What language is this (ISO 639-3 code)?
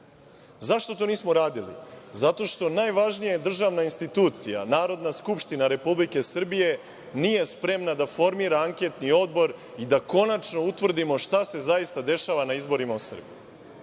srp